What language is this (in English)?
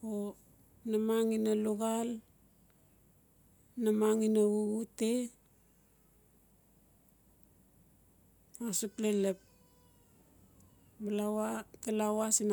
Notsi